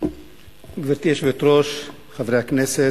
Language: Hebrew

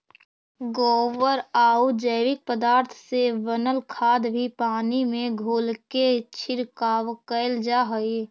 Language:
Magahi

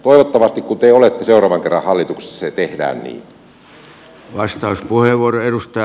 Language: Finnish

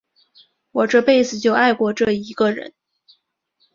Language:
Chinese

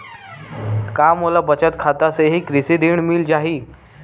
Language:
Chhattisgarhi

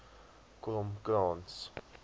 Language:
Afrikaans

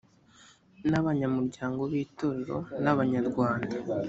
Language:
Kinyarwanda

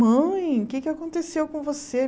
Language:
Portuguese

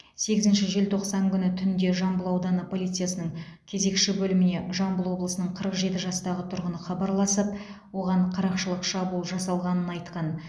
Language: Kazakh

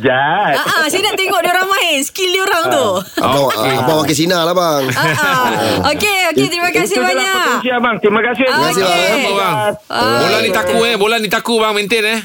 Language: Malay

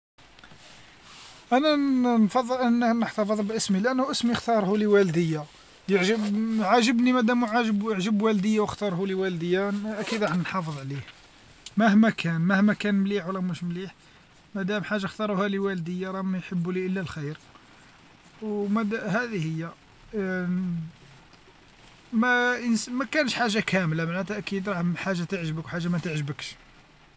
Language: Algerian Arabic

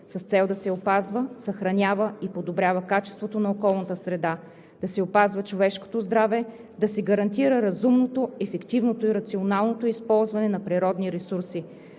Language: Bulgarian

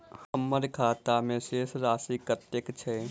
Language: Maithili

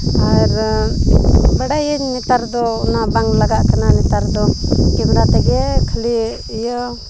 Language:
Santali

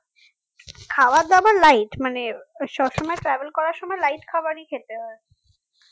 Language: Bangla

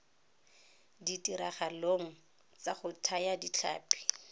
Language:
Tswana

